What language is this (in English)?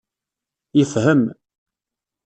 Kabyle